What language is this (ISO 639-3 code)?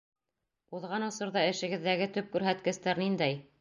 bak